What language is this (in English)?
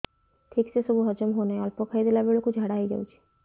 Odia